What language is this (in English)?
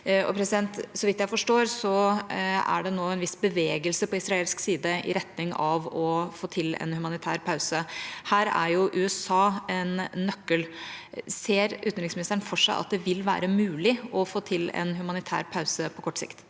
Norwegian